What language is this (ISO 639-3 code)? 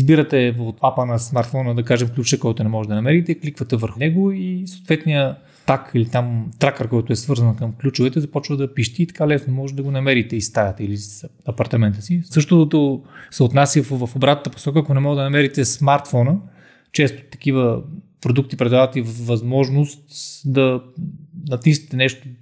bul